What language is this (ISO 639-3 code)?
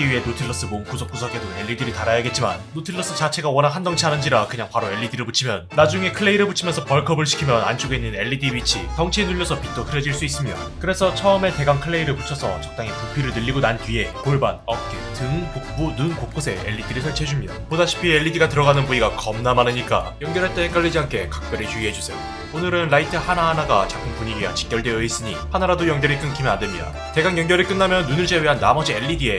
kor